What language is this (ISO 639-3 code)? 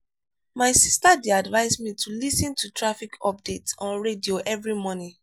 pcm